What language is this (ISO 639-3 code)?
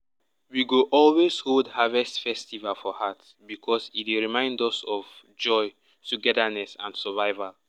pcm